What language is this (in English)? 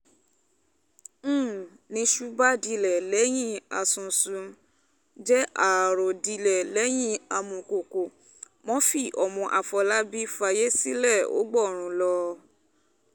Yoruba